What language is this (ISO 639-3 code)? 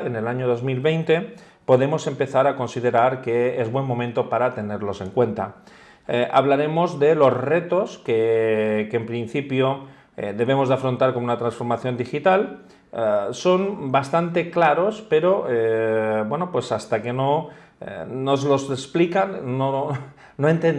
spa